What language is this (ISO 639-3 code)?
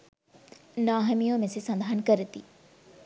sin